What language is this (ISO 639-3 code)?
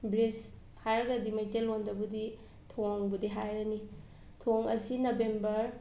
mni